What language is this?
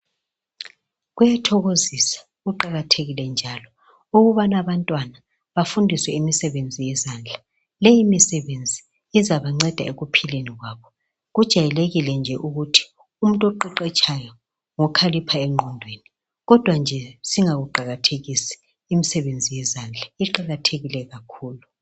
North Ndebele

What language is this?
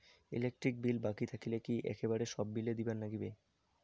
Bangla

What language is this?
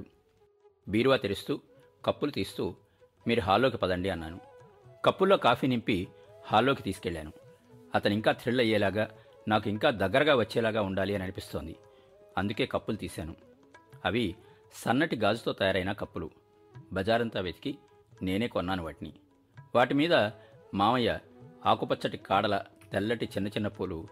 Telugu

